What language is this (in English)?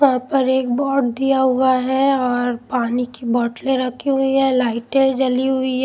Hindi